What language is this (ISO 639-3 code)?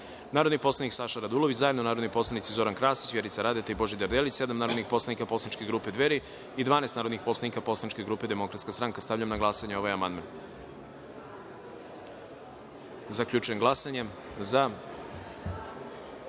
srp